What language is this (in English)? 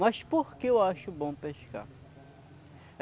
Portuguese